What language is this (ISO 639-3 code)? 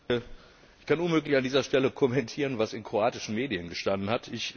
deu